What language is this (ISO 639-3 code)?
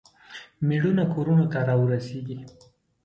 pus